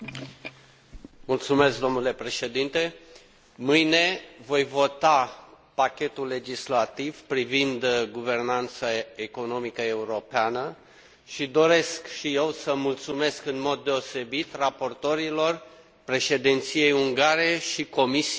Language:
Romanian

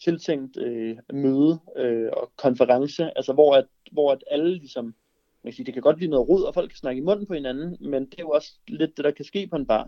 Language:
Danish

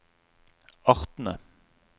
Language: Norwegian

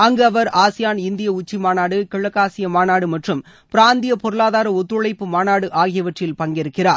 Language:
Tamil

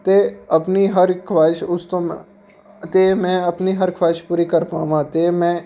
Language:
Punjabi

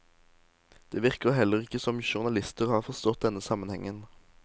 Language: Norwegian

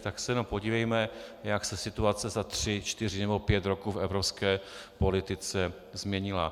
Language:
Czech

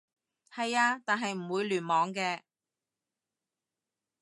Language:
Cantonese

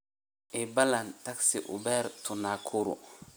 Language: Somali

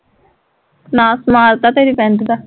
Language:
Punjabi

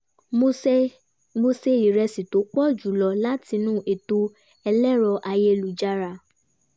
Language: Yoruba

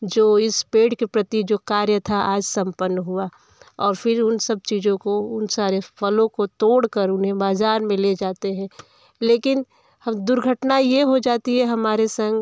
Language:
Hindi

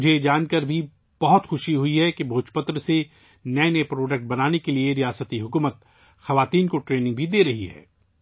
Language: Urdu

